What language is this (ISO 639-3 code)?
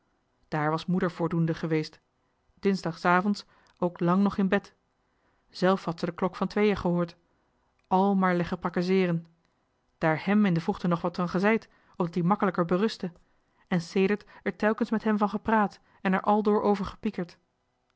nld